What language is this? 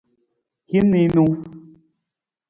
Nawdm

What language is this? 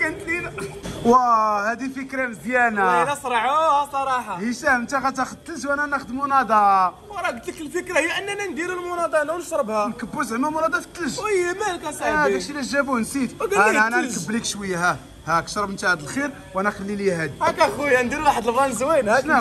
Arabic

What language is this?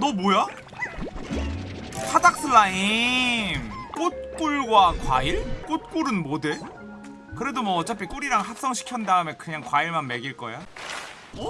Korean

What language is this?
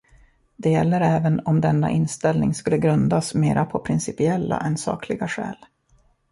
Swedish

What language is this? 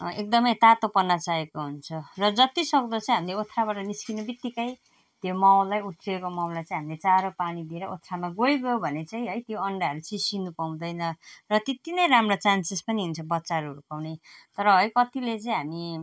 Nepali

